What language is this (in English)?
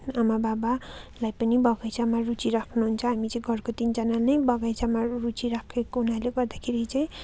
Nepali